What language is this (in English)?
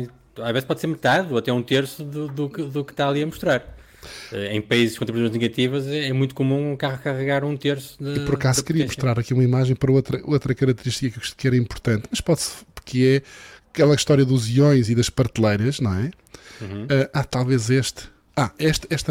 Portuguese